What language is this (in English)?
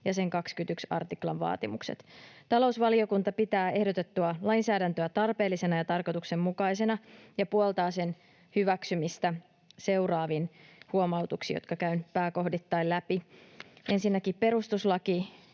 Finnish